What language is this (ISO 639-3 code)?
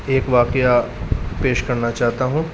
urd